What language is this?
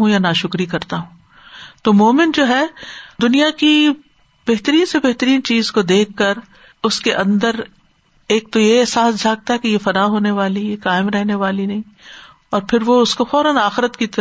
Urdu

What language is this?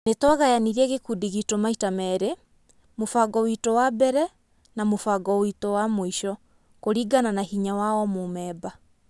Kikuyu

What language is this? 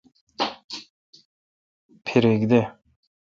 Kalkoti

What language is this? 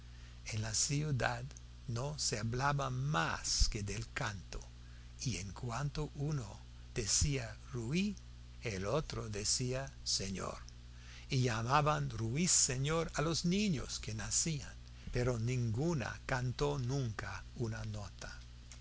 Spanish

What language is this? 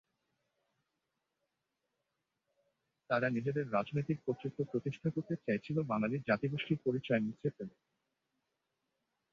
Bangla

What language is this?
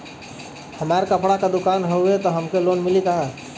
Bhojpuri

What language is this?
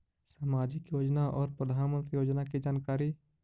Magahi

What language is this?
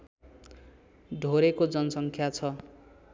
Nepali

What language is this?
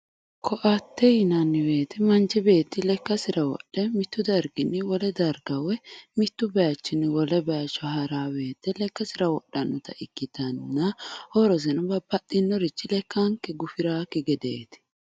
Sidamo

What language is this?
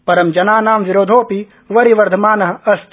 Sanskrit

